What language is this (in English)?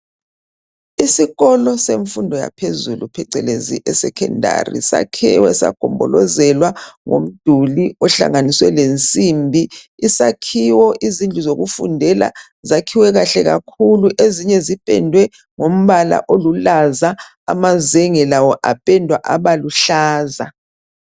North Ndebele